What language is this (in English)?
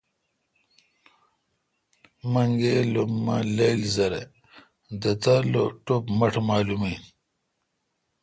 Kalkoti